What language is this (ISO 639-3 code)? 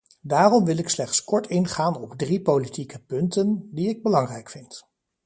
nld